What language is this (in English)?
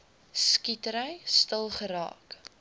Afrikaans